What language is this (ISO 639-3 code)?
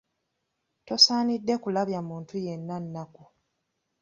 lug